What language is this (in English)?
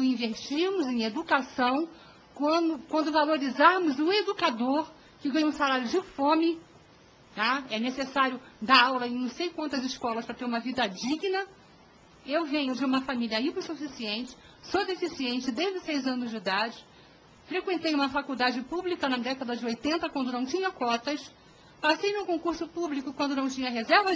Portuguese